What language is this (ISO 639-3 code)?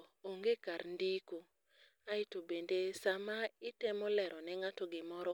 luo